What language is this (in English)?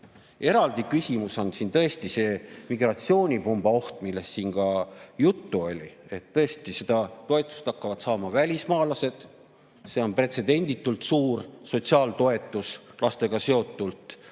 Estonian